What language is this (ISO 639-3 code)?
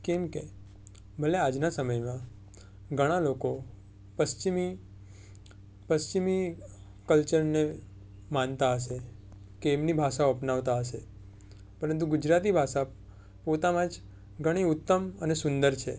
guj